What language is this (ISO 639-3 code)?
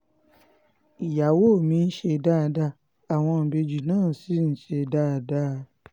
yor